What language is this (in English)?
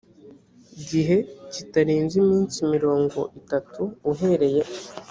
Kinyarwanda